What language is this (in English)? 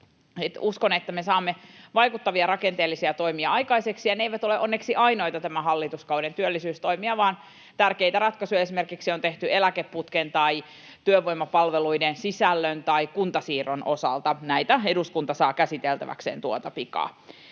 Finnish